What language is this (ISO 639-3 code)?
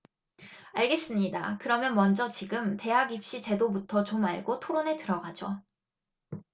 kor